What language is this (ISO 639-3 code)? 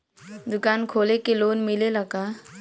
bho